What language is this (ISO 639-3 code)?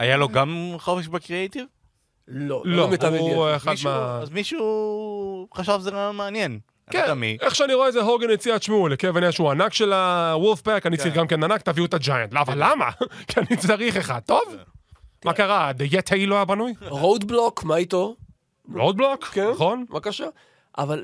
heb